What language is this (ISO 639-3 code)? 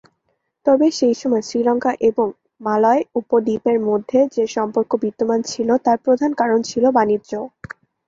ben